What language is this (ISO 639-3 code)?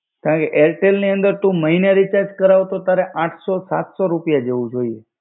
guj